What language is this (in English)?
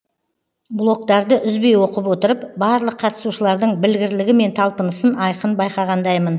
Kazakh